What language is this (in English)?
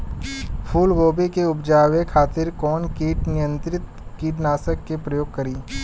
Bhojpuri